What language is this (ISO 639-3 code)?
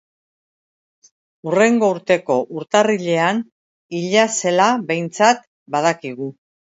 eus